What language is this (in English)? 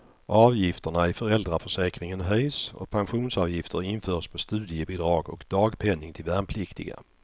Swedish